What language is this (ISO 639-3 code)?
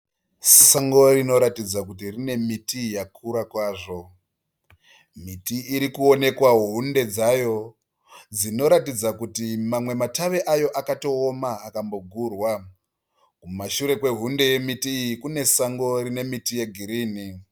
sna